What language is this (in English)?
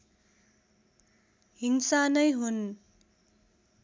Nepali